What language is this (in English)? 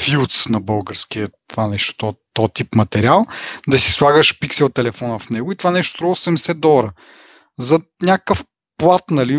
Bulgarian